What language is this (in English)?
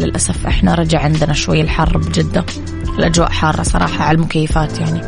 Arabic